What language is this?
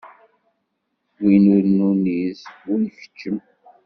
Kabyle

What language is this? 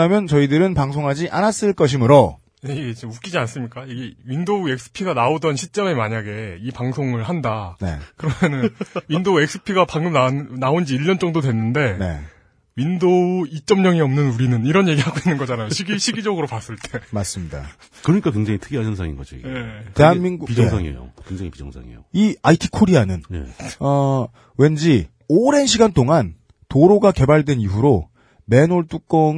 Korean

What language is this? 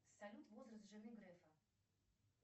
Russian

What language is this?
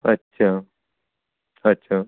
Marathi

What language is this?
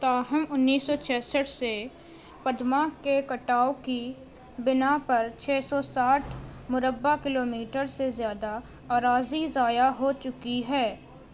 Urdu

